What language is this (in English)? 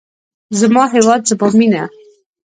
Pashto